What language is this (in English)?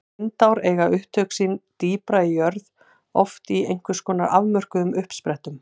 Icelandic